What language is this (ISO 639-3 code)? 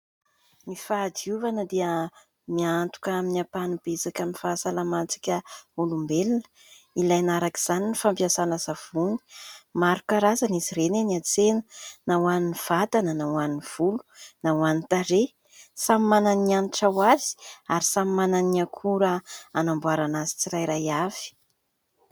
mlg